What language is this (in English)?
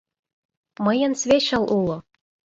Mari